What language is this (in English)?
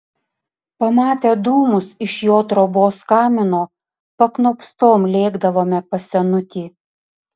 Lithuanian